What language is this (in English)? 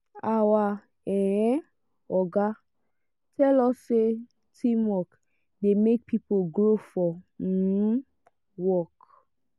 Nigerian Pidgin